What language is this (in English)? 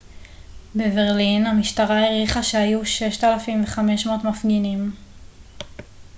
Hebrew